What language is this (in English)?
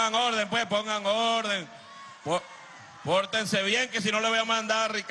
Spanish